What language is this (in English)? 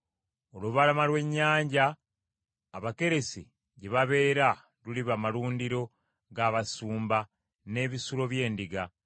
Ganda